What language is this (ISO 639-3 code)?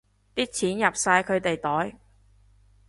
yue